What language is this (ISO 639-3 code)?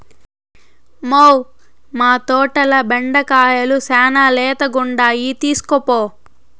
tel